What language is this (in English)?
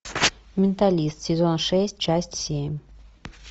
Russian